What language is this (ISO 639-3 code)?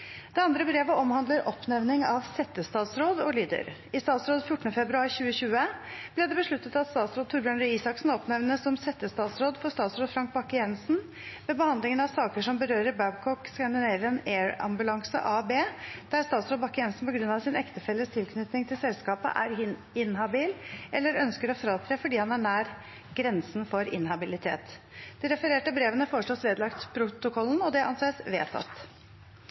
nob